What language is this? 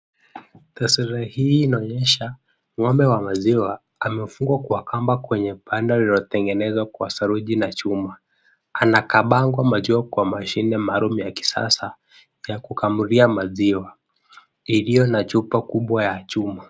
Swahili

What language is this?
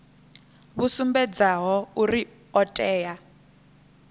Venda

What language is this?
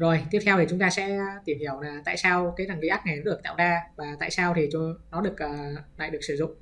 Vietnamese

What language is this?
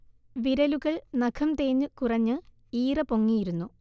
Malayalam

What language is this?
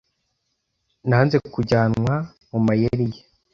Kinyarwanda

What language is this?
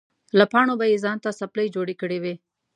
Pashto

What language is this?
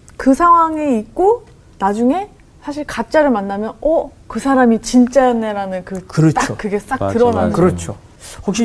Korean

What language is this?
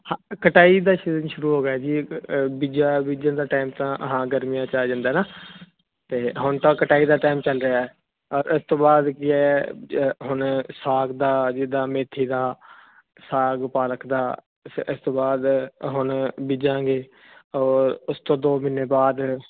Punjabi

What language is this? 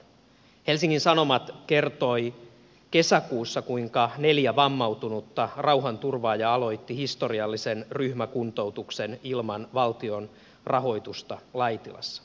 Finnish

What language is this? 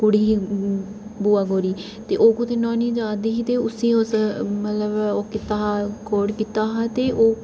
Dogri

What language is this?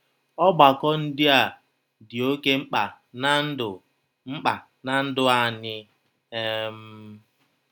Igbo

